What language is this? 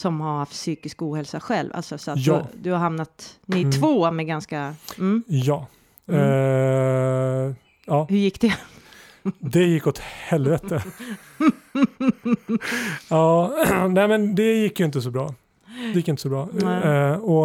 Swedish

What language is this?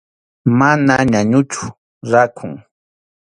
Arequipa-La Unión Quechua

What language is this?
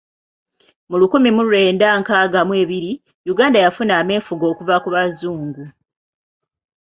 Ganda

